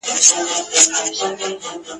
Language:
Pashto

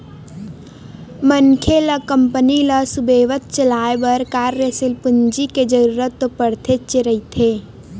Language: Chhattisgarhi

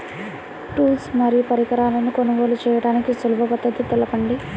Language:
Telugu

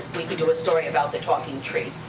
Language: English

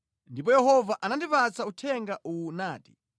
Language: Nyanja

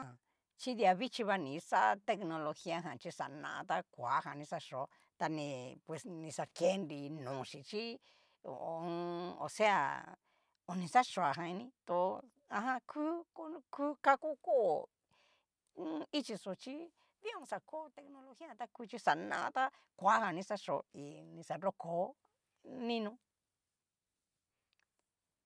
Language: Cacaloxtepec Mixtec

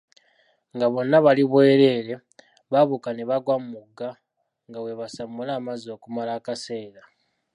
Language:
Ganda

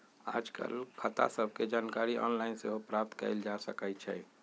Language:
Magahi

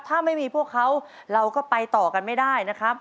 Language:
Thai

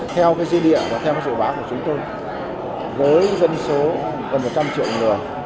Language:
Vietnamese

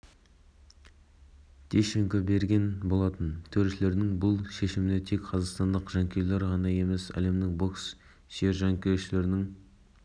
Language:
Kazakh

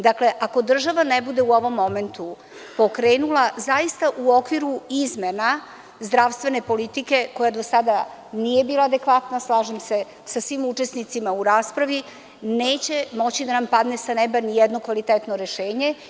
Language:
Serbian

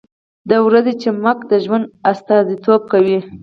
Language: Pashto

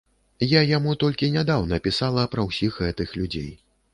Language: Belarusian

